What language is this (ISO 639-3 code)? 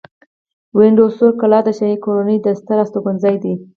pus